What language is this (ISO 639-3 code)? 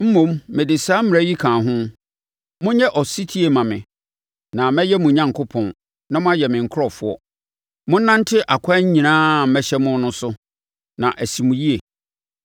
aka